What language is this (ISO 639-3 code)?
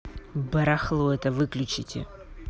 rus